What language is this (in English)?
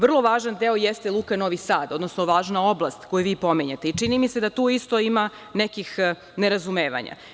Serbian